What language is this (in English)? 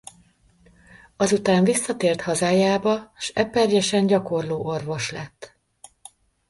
Hungarian